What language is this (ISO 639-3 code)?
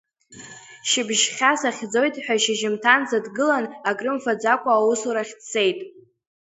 abk